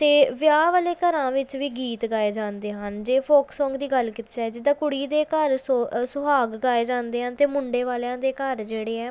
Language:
Punjabi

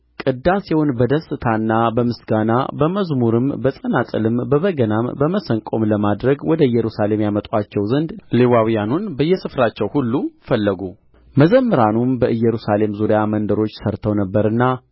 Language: Amharic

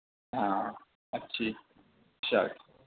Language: Urdu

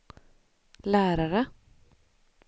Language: Swedish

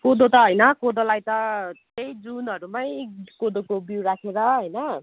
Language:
Nepali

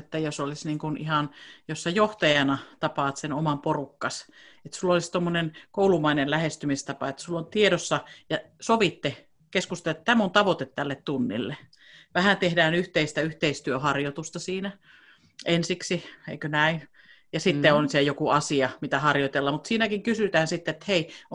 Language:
Finnish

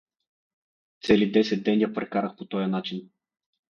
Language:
Bulgarian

